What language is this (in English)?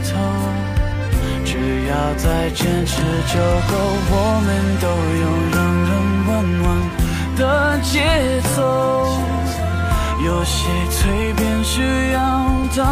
Chinese